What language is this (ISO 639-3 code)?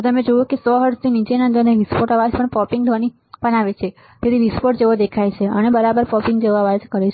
guj